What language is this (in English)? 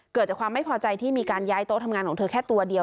Thai